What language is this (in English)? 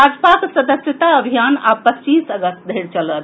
Maithili